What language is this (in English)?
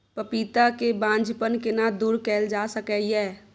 Maithili